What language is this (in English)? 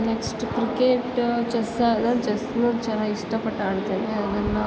Kannada